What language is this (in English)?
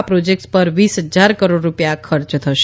Gujarati